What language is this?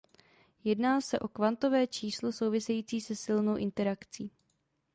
Czech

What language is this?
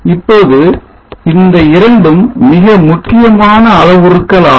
Tamil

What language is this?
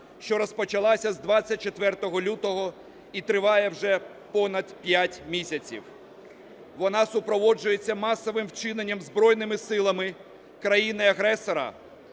Ukrainian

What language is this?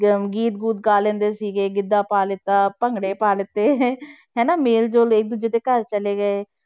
Punjabi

